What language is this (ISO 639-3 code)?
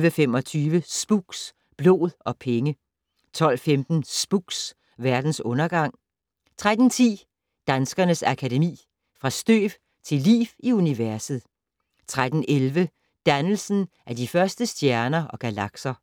dan